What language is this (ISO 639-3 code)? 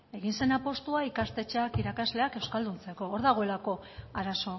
eus